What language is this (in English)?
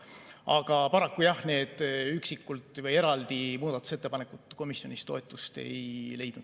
Estonian